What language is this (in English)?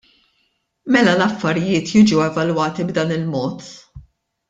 Maltese